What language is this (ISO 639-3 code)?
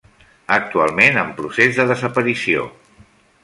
cat